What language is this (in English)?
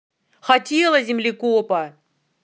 Russian